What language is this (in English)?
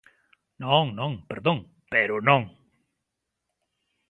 Galician